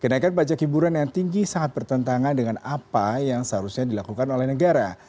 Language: Indonesian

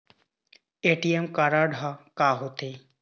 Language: Chhattisgarhi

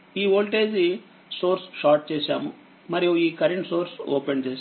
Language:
Telugu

